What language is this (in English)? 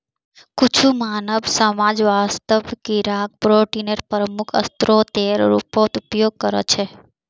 Magahi